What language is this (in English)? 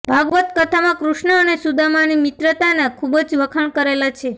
Gujarati